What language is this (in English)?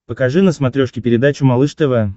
Russian